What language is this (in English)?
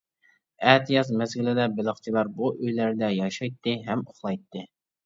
Uyghur